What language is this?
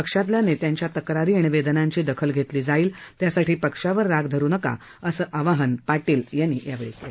Marathi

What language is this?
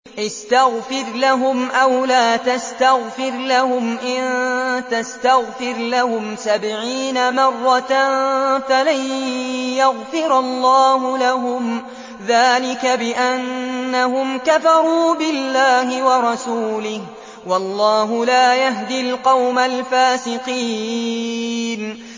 Arabic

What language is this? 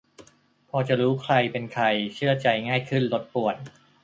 Thai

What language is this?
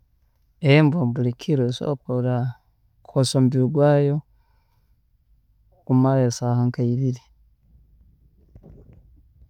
Tooro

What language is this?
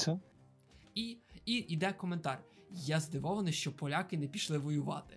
Ukrainian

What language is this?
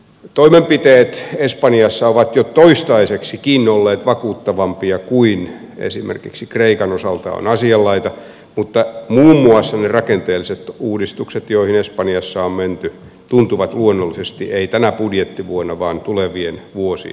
Finnish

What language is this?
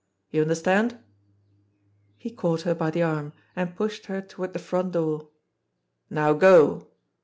English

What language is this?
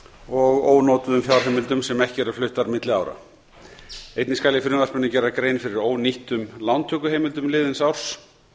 Icelandic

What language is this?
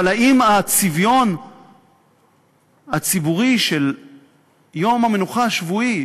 Hebrew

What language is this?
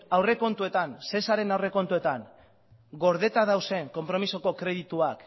Basque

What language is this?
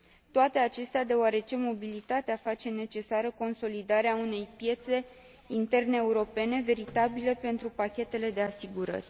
Romanian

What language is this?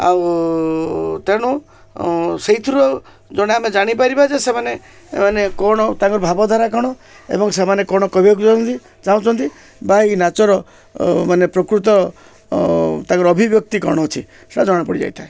Odia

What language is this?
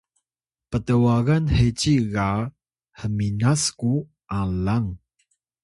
Atayal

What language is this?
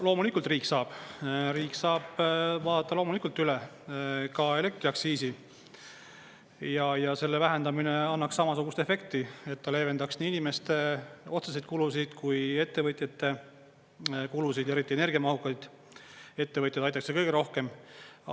Estonian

